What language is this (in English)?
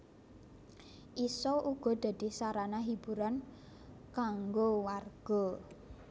Javanese